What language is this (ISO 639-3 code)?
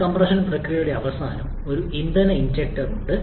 mal